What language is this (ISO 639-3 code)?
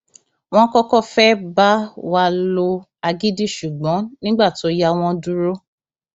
yor